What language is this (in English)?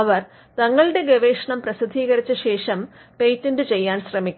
Malayalam